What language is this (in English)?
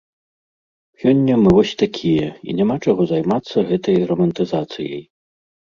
Belarusian